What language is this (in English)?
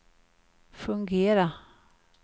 Swedish